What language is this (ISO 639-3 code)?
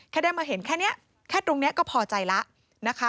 tha